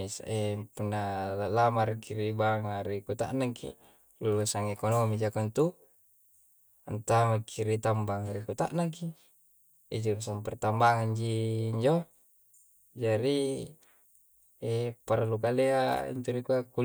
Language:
Coastal Konjo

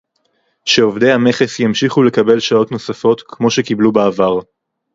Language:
Hebrew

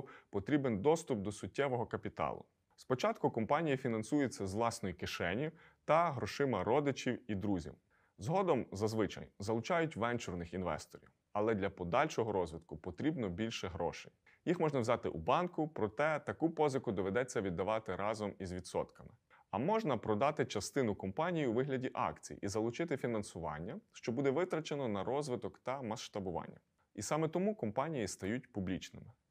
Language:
Ukrainian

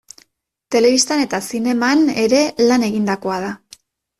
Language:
Basque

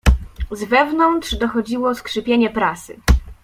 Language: Polish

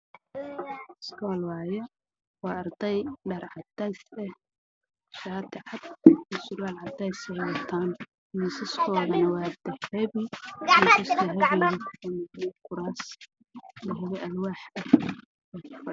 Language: Somali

